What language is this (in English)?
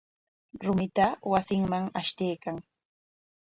Corongo Ancash Quechua